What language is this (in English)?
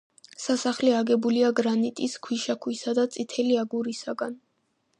Georgian